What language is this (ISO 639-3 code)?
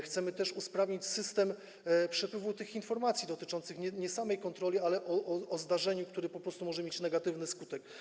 pol